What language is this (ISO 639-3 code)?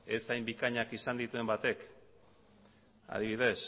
eus